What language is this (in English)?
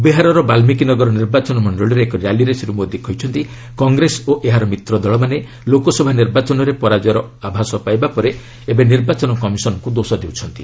Odia